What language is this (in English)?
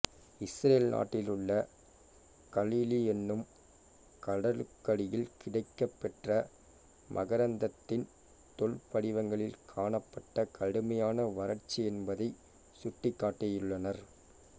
Tamil